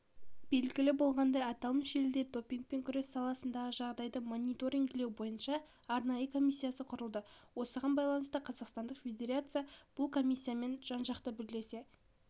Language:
Kazakh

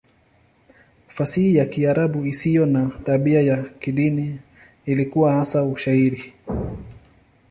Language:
Swahili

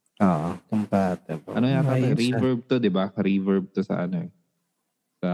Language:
Filipino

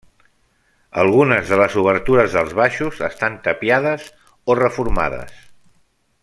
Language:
Catalan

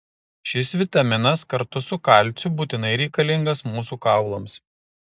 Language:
Lithuanian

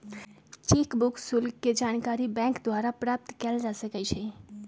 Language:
Magahi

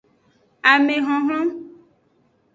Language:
Aja (Benin)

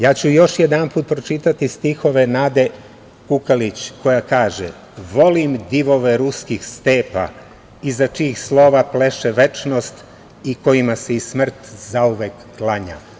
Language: Serbian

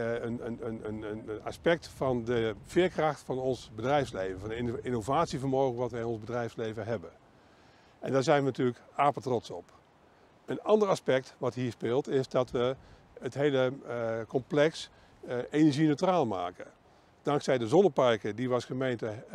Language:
Dutch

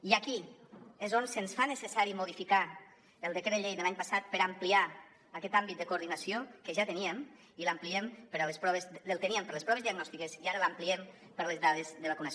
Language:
Catalan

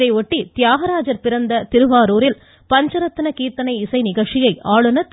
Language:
Tamil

